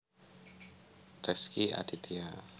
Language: Javanese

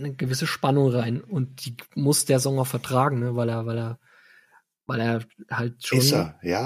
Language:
German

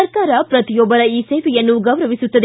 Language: Kannada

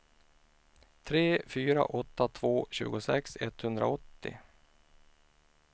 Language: Swedish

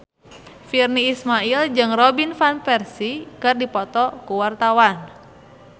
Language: Sundanese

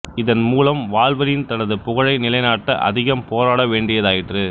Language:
Tamil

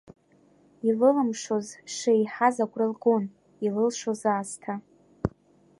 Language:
Abkhazian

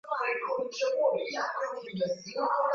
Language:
Swahili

